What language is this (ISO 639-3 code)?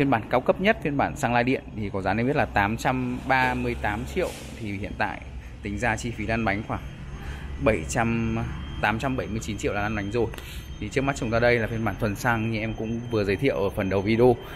vie